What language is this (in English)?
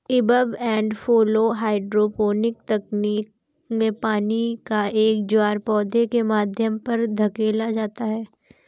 Hindi